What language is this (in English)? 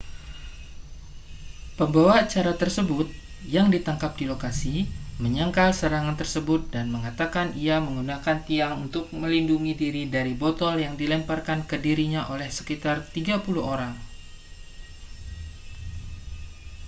Indonesian